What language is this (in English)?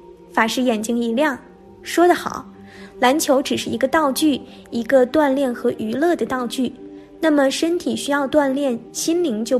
Chinese